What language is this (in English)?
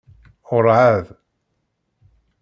Kabyle